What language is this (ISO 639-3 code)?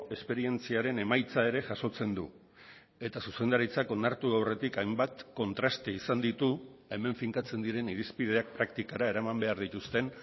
eus